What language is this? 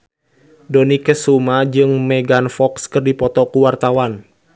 Sundanese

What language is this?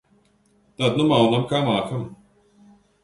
Latvian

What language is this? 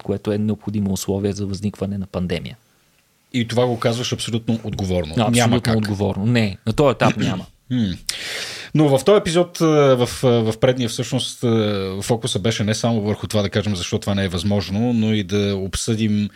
Bulgarian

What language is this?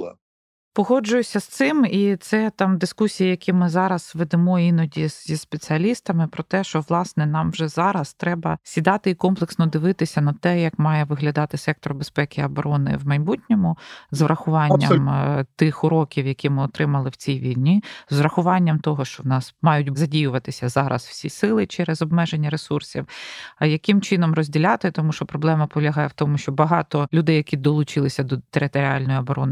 Ukrainian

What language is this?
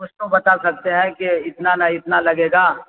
Urdu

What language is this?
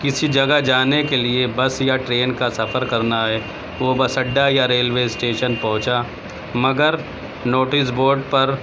Urdu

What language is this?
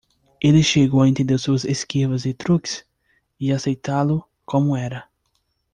Portuguese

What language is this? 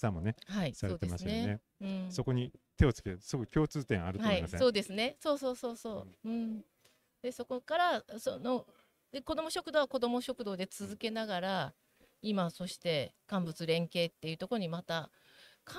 Japanese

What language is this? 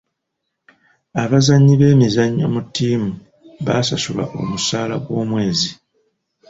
Ganda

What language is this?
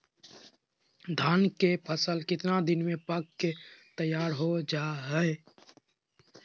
Magahi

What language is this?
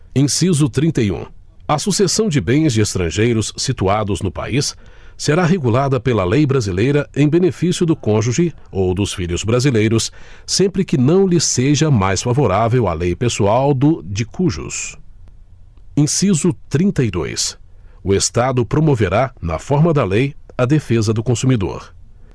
Portuguese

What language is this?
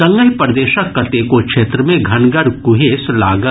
Maithili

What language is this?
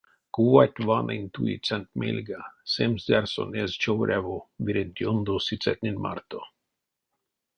Erzya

